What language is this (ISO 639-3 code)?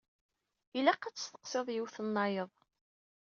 kab